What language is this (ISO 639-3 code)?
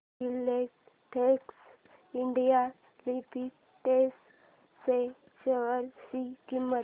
mar